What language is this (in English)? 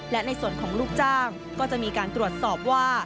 Thai